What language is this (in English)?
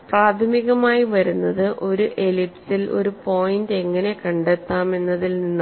Malayalam